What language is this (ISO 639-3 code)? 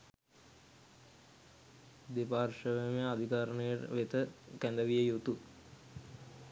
sin